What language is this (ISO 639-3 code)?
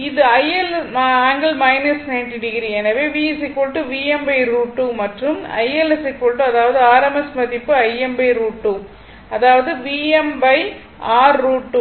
tam